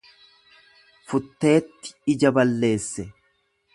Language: Oromo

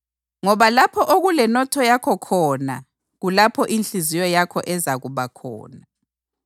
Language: North Ndebele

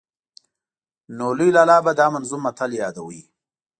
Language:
Pashto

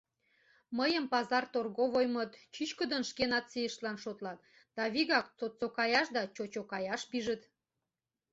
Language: Mari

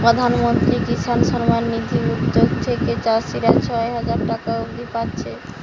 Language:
Bangla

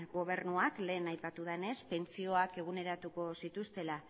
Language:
Basque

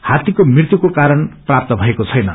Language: Nepali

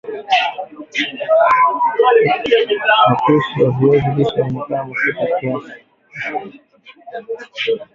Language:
Swahili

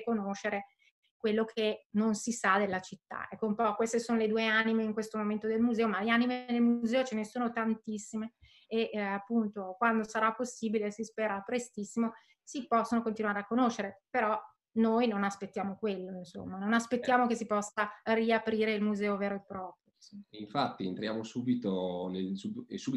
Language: Italian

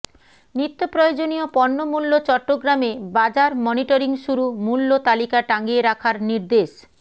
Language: Bangla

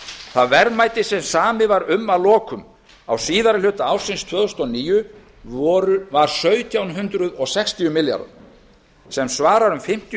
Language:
Icelandic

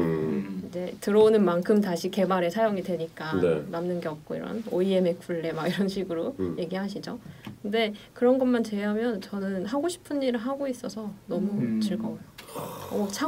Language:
Korean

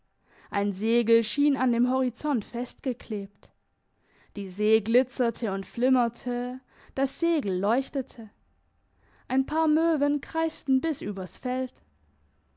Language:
German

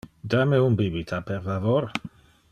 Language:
Interlingua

